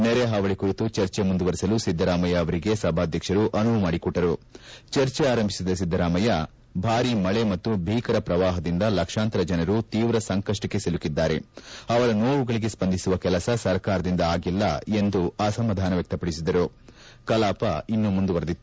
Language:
Kannada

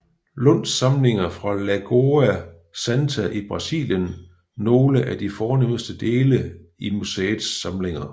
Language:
Danish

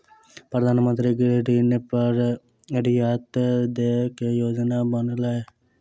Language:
Maithili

